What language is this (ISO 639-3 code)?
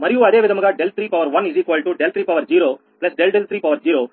tel